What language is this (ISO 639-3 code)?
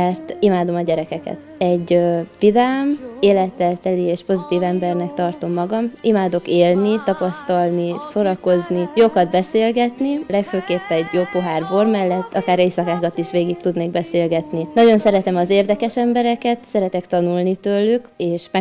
hun